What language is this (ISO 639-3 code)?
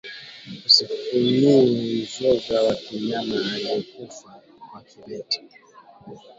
swa